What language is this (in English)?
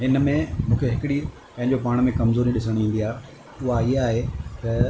Sindhi